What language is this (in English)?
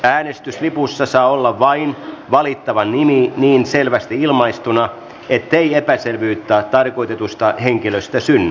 Finnish